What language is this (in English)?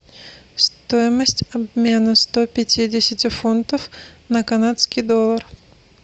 Russian